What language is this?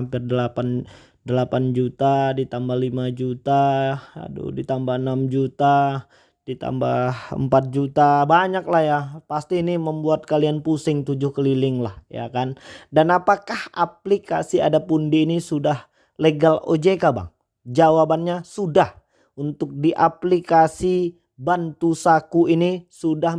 Indonesian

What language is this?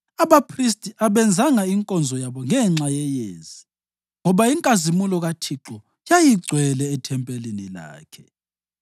North Ndebele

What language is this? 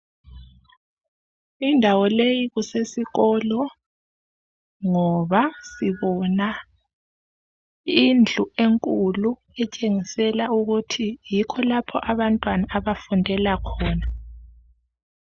North Ndebele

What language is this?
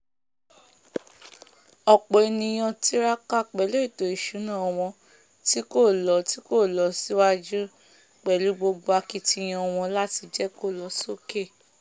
Yoruba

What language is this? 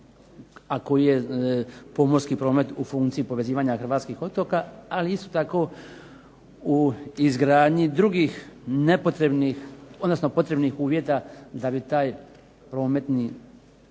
Croatian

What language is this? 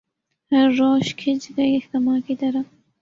Urdu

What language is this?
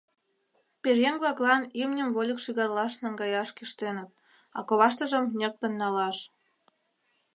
Mari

